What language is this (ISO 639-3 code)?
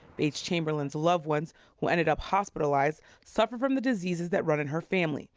eng